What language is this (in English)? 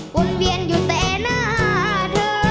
Thai